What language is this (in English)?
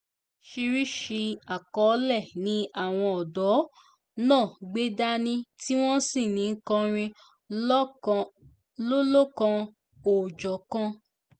Yoruba